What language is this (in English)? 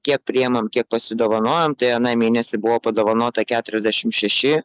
Lithuanian